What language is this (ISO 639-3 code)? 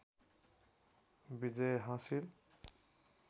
nep